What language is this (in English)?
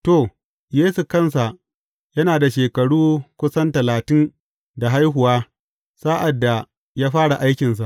Hausa